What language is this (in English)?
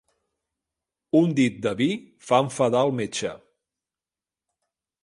Catalan